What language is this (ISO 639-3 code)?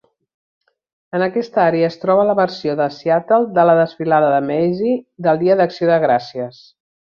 cat